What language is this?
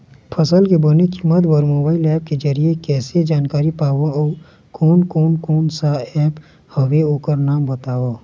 Chhattisgarhi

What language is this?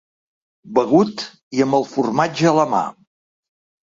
Catalan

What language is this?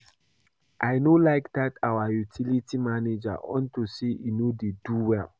Nigerian Pidgin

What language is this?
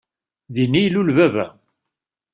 Kabyle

